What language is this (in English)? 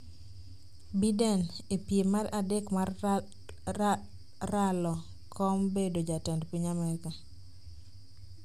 Luo (Kenya and Tanzania)